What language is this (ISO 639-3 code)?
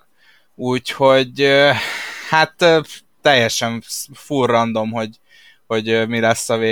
hun